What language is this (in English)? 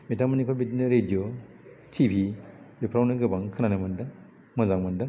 Bodo